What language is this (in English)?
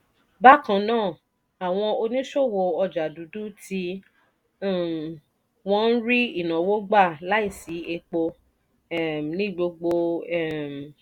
Yoruba